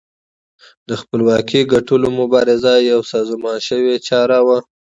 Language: Pashto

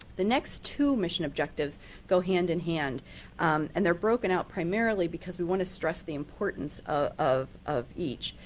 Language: English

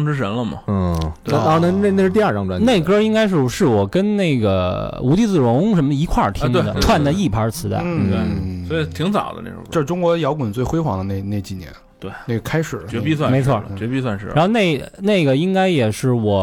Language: Chinese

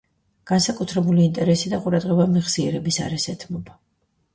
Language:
Georgian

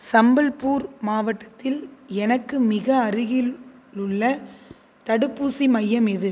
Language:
Tamil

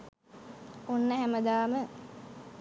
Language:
Sinhala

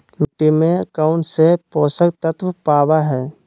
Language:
Magahi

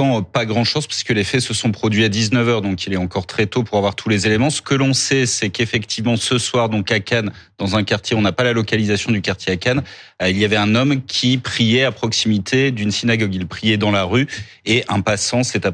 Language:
French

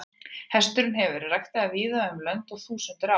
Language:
Icelandic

